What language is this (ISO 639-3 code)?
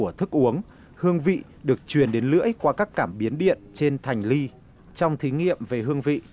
vie